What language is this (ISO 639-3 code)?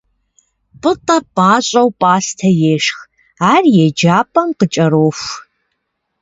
kbd